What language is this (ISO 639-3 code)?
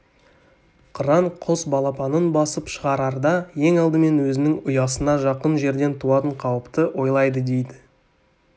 kaz